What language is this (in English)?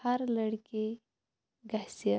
Kashmiri